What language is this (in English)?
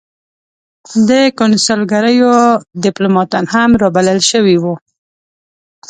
Pashto